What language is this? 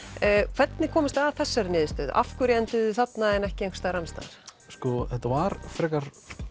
Icelandic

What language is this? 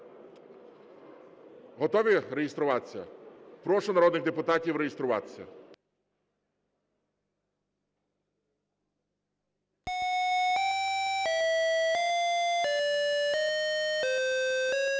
Ukrainian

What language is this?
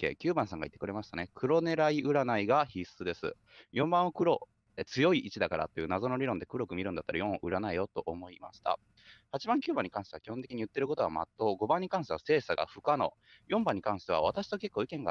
Japanese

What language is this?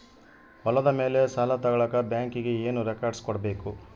Kannada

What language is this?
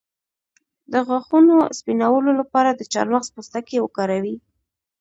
Pashto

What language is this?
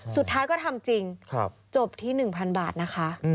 Thai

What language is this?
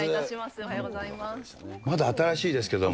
Japanese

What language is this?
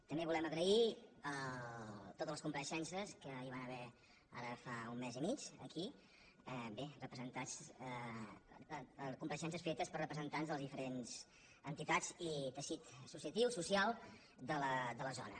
Catalan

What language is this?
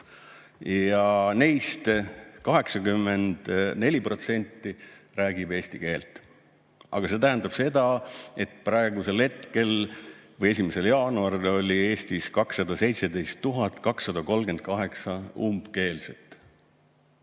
Estonian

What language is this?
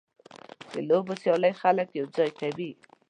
Pashto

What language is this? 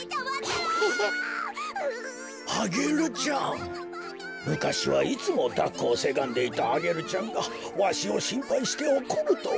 Japanese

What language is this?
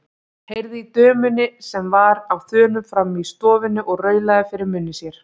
Icelandic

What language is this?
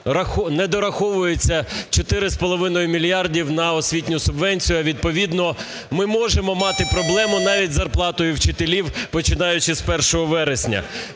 Ukrainian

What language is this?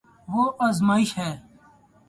Urdu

